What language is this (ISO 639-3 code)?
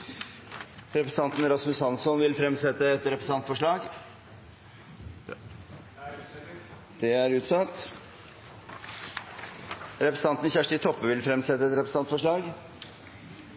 nno